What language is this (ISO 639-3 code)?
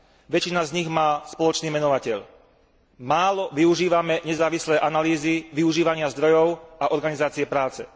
slk